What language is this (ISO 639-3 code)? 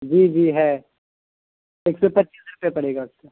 urd